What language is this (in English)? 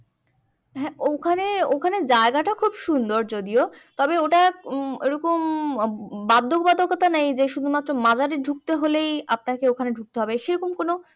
Bangla